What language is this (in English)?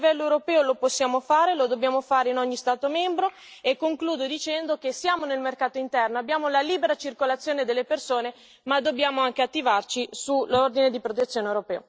Italian